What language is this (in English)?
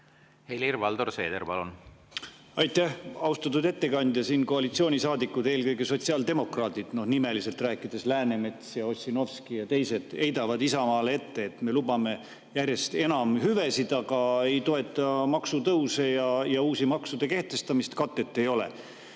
Estonian